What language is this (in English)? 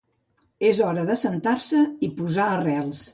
Catalan